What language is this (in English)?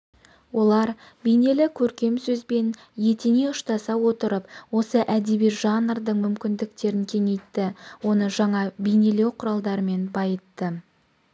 Kazakh